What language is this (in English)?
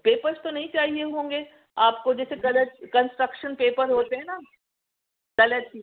Urdu